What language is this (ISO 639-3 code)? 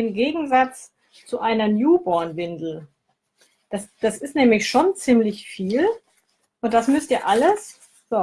deu